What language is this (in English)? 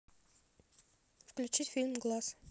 Russian